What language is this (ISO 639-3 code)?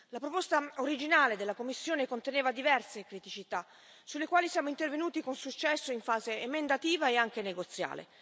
ita